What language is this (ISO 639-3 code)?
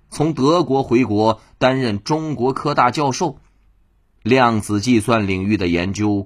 zho